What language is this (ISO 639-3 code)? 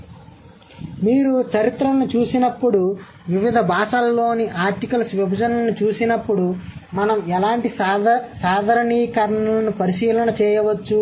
tel